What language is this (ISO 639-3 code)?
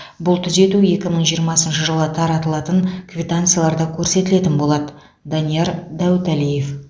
kaz